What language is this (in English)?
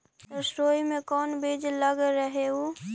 Magahi